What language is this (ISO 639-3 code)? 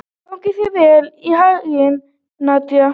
isl